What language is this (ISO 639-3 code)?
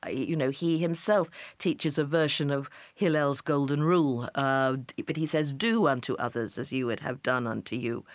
eng